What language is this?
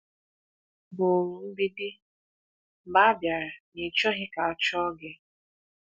Igbo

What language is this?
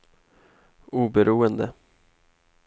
Swedish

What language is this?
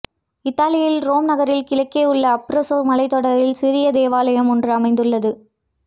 Tamil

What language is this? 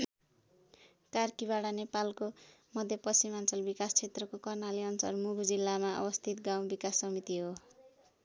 Nepali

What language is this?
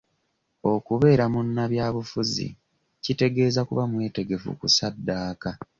Ganda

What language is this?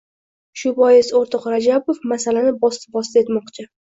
Uzbek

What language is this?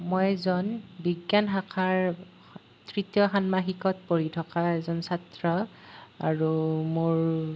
Assamese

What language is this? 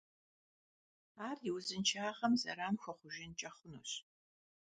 Kabardian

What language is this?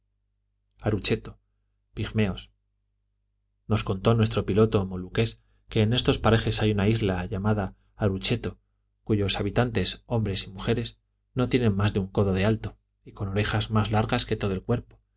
Spanish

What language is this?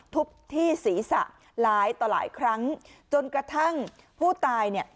Thai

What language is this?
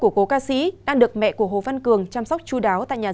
Vietnamese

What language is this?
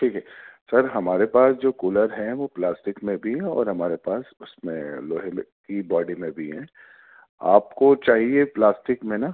Urdu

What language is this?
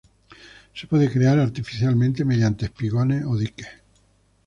Spanish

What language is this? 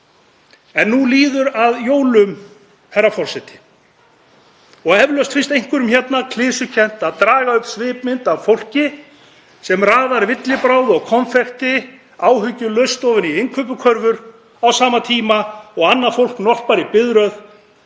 Icelandic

